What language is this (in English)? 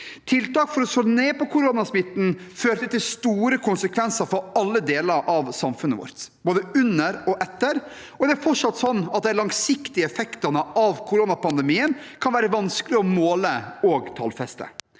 Norwegian